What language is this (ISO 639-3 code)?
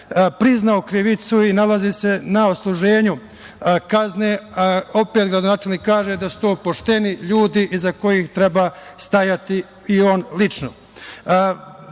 srp